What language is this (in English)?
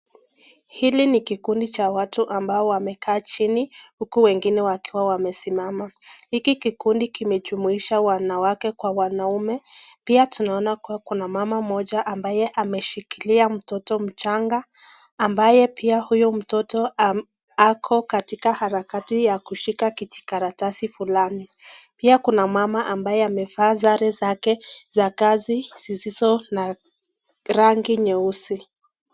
Swahili